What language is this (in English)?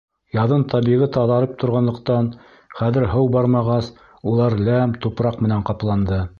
Bashkir